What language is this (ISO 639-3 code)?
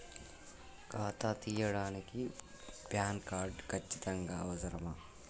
tel